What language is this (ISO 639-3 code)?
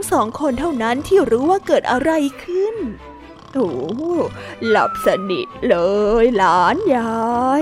tha